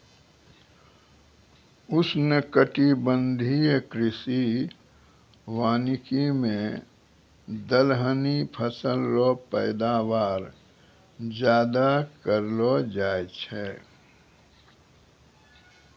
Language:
Maithili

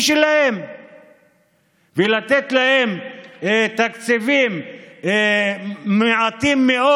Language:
Hebrew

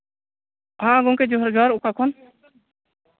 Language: Santali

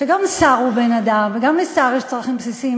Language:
Hebrew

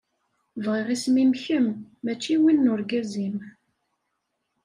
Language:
Kabyle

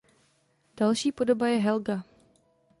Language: Czech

